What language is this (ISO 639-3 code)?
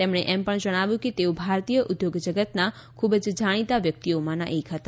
guj